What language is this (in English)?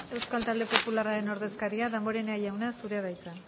Basque